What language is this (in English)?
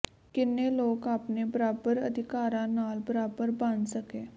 Punjabi